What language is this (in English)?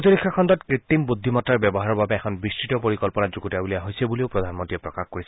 Assamese